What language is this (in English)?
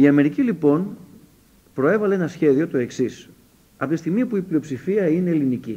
Greek